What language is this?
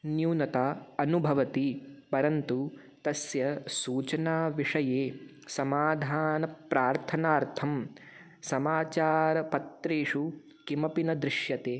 Sanskrit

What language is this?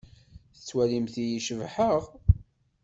Kabyle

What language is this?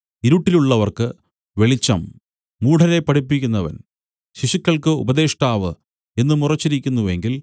Malayalam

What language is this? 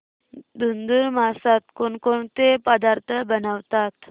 Marathi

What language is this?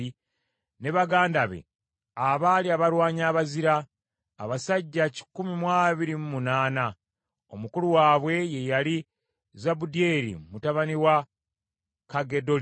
Ganda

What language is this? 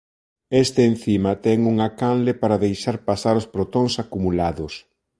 Galician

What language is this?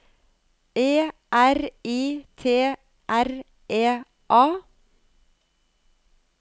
Norwegian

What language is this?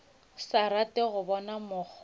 Northern Sotho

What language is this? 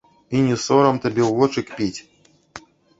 Belarusian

